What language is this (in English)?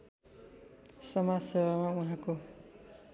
Nepali